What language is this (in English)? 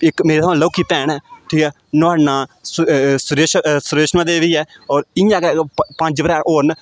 Dogri